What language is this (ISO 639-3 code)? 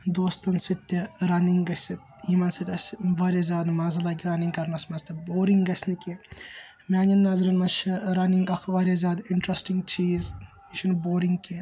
kas